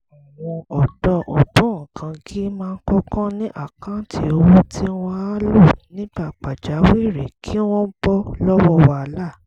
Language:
Yoruba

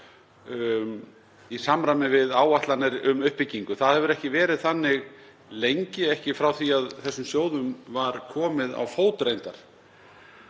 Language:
Icelandic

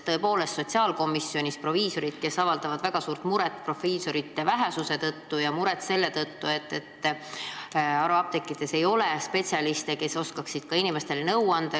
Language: Estonian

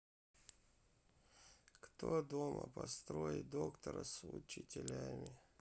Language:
Russian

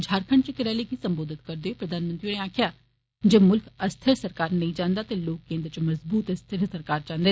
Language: Dogri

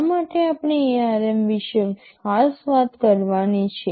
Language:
Gujarati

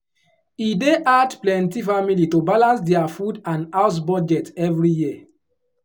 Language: Nigerian Pidgin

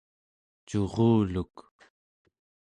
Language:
Central Yupik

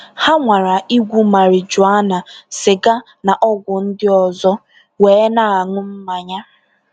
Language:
Igbo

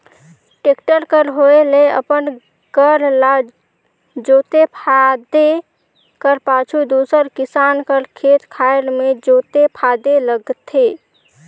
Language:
Chhattisgarhi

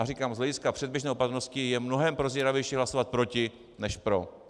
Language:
Czech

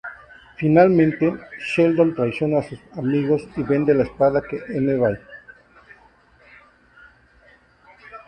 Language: Spanish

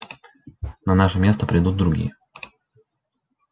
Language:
Russian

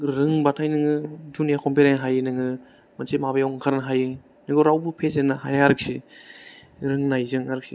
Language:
Bodo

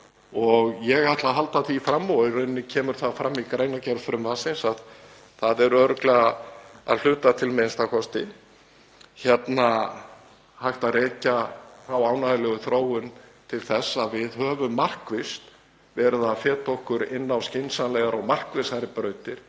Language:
Icelandic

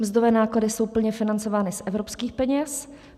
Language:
Czech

